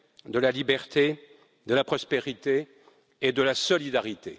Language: French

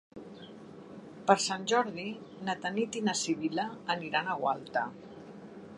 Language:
Catalan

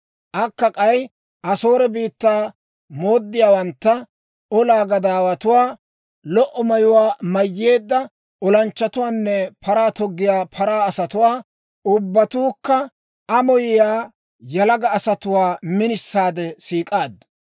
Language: Dawro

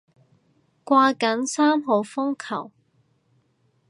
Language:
Cantonese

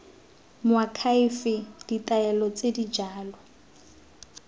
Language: Tswana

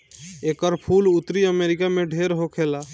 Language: Bhojpuri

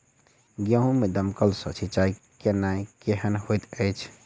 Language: Maithili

